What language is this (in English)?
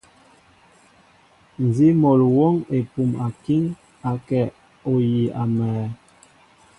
Mbo (Cameroon)